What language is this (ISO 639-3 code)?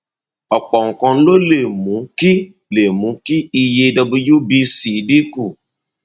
yor